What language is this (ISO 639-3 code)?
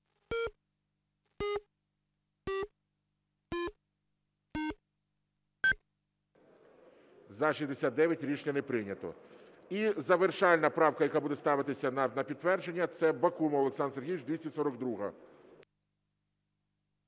ukr